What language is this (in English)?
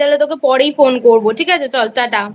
Bangla